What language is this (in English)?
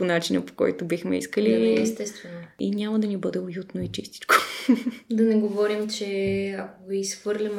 Bulgarian